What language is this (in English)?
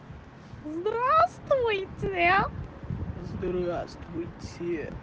Russian